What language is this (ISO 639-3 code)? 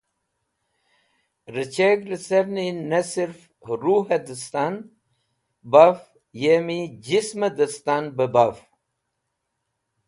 wbl